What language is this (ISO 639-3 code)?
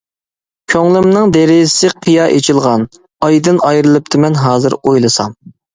uig